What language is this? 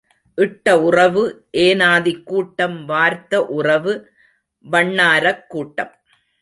Tamil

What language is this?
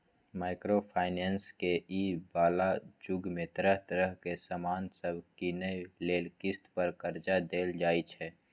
Maithili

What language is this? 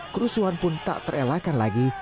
Indonesian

